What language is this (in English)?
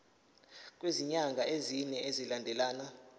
Zulu